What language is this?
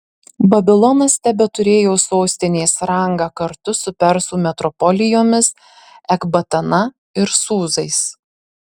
Lithuanian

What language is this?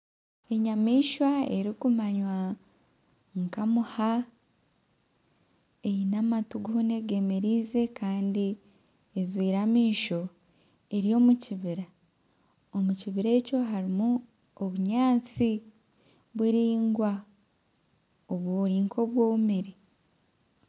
Nyankole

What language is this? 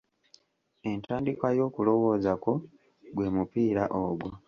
Ganda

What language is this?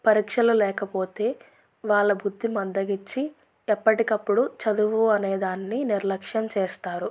Telugu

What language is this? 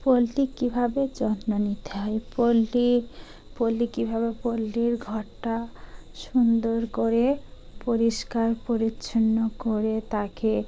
Bangla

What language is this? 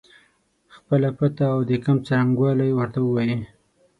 Pashto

